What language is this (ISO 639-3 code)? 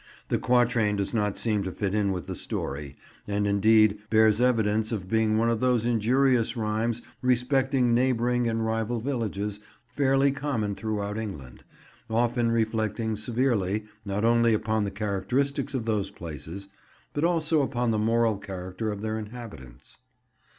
eng